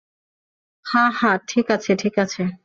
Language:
Bangla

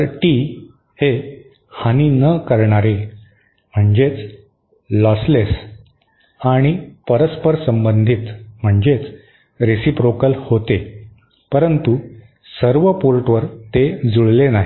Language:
Marathi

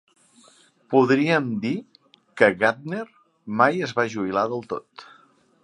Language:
Catalan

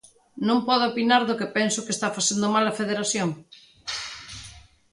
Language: Galician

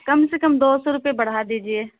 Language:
Urdu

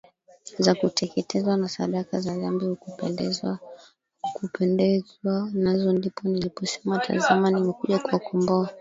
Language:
Swahili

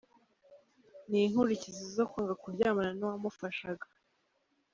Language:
Kinyarwanda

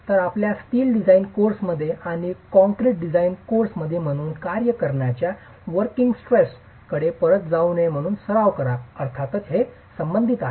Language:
Marathi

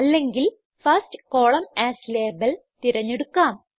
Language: Malayalam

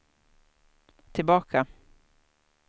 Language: Swedish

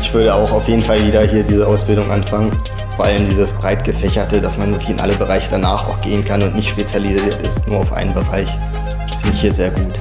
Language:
German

